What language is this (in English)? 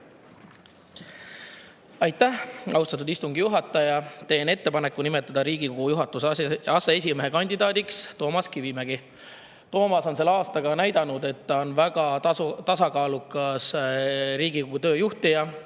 Estonian